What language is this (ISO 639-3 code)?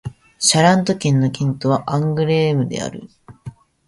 jpn